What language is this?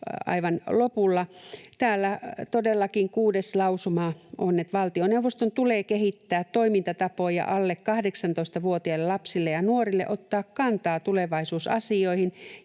Finnish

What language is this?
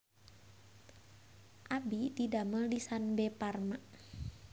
Sundanese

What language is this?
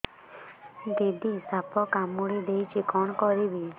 Odia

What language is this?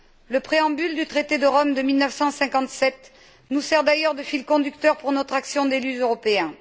French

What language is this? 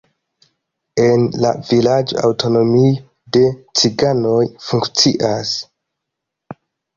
Esperanto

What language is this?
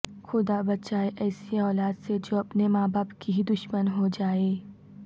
Urdu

